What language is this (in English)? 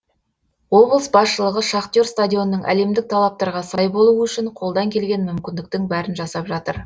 Kazakh